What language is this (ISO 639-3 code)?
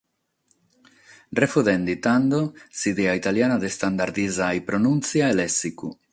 srd